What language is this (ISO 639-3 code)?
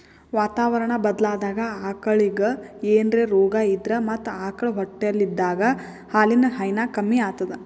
kan